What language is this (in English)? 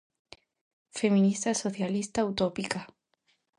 Galician